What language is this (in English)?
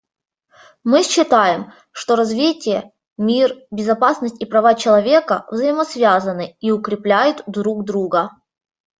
Russian